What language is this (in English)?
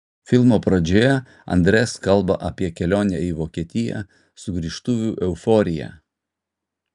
Lithuanian